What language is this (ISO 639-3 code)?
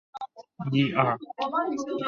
zho